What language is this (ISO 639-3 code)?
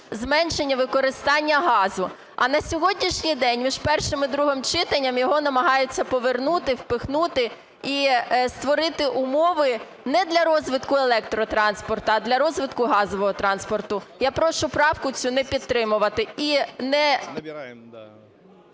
ukr